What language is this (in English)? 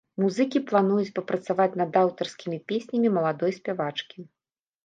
Belarusian